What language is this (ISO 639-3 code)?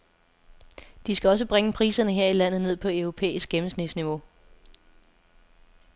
dan